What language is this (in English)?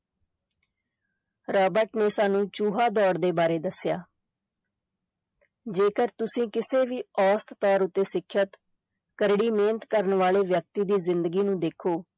Punjabi